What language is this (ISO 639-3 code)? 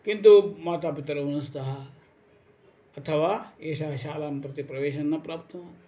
san